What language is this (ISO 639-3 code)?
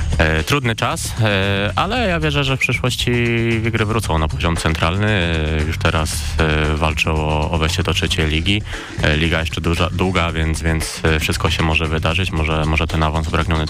pol